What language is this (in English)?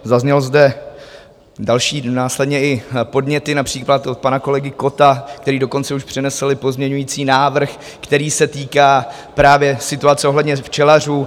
Czech